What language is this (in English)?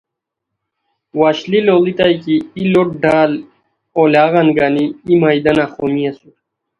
Khowar